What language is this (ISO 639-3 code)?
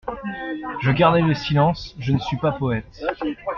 fra